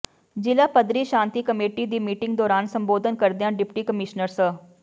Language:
Punjabi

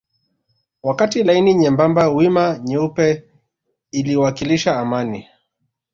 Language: Swahili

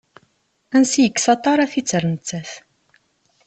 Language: Kabyle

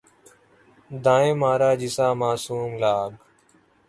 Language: Urdu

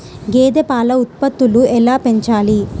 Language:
Telugu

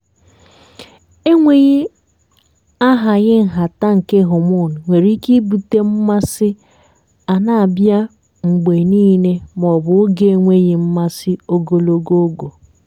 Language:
Igbo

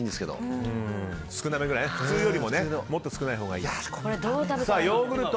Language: Japanese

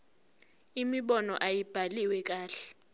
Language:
Zulu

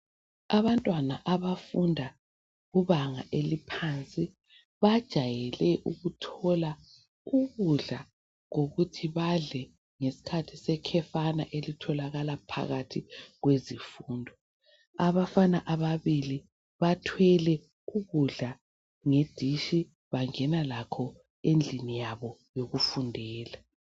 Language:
North Ndebele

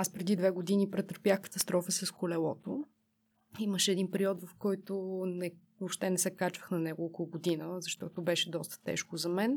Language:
Bulgarian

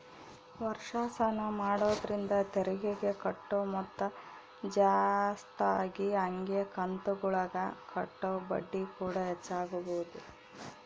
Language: Kannada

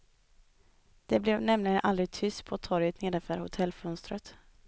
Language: Swedish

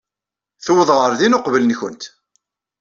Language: Kabyle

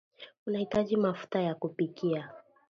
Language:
Swahili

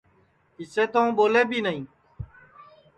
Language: Sansi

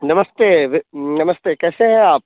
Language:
Hindi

